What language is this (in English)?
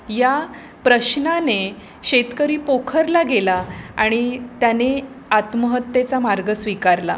Marathi